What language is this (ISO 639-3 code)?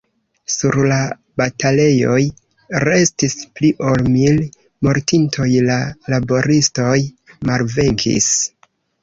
epo